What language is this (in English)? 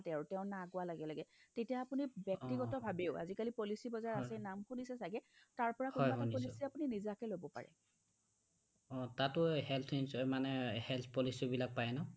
Assamese